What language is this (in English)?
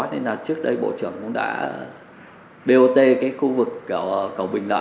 Vietnamese